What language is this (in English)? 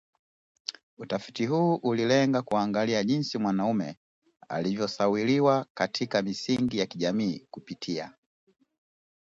Swahili